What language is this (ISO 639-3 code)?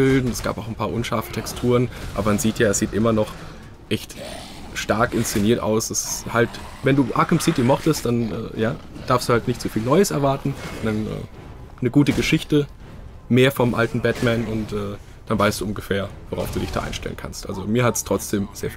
deu